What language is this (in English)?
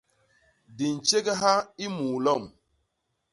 Basaa